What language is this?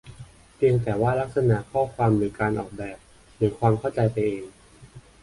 Thai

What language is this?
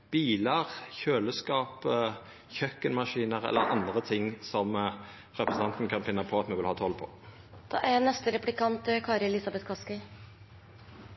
Norwegian Nynorsk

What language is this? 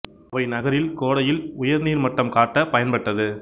Tamil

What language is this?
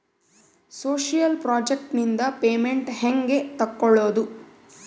Kannada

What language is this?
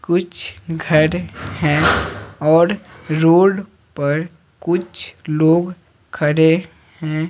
Hindi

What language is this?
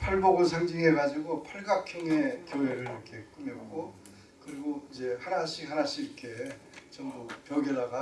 Korean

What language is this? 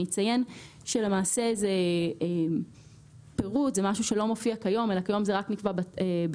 Hebrew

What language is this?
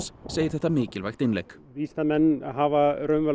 Icelandic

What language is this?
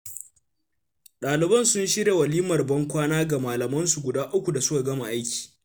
Hausa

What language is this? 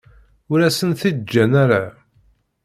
Kabyle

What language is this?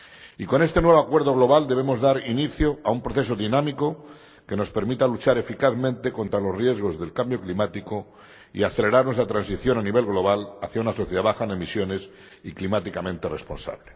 Spanish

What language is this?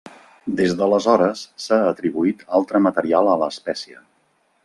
Catalan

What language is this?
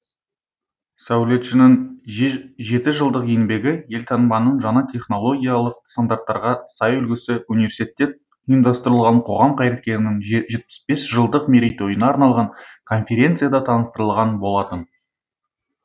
Kazakh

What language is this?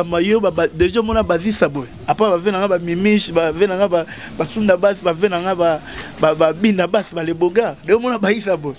French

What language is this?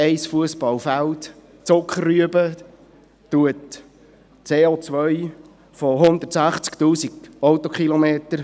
Swiss German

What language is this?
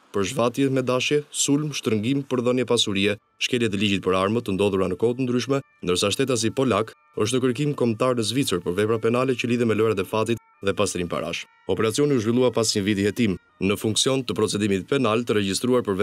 Romanian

